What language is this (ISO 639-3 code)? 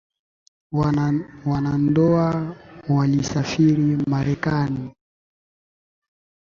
swa